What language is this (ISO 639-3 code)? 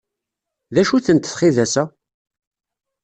kab